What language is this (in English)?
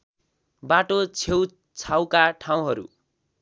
Nepali